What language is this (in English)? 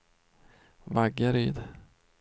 Swedish